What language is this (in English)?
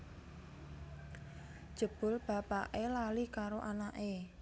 Javanese